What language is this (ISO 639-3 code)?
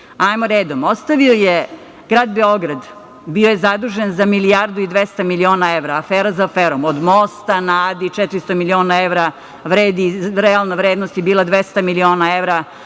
srp